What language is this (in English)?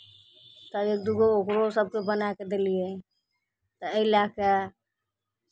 Maithili